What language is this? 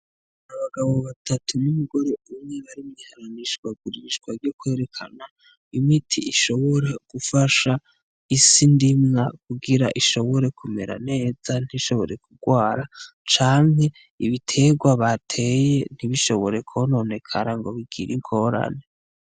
Rundi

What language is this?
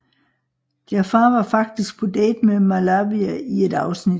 Danish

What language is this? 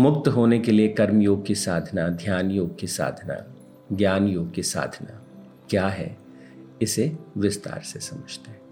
Hindi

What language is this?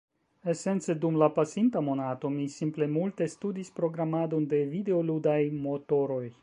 Esperanto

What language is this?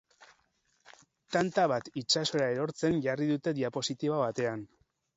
Basque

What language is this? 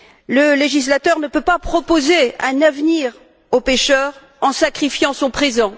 French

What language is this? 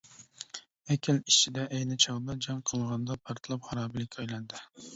Uyghur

